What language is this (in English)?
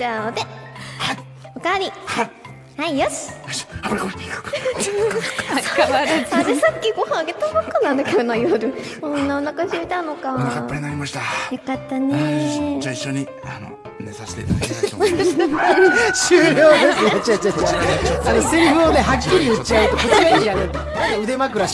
Japanese